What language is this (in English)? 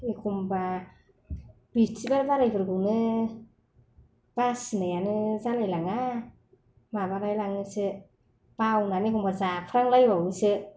Bodo